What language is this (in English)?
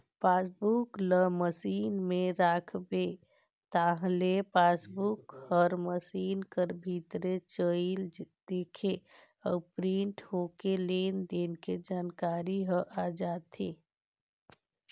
Chhattisgarhi